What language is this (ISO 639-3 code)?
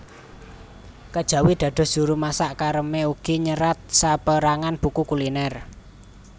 jav